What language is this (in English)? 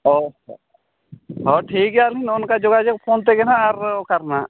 Santali